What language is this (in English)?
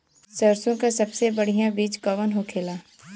Bhojpuri